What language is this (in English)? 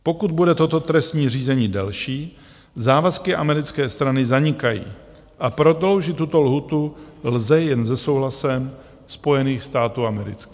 Czech